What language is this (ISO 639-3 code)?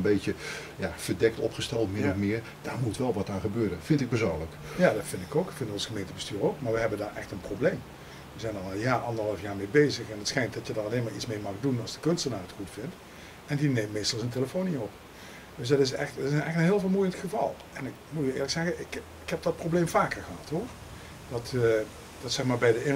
nld